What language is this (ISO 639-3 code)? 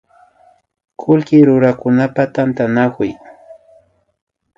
qvi